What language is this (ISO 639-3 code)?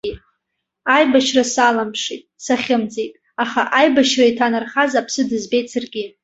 abk